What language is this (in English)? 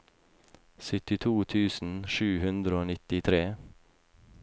Norwegian